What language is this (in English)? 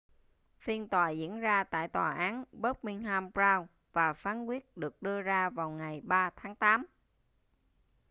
Vietnamese